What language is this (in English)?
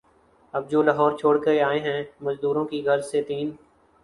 Urdu